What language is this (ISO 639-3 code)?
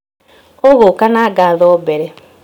kik